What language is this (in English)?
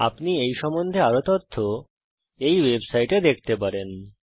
Bangla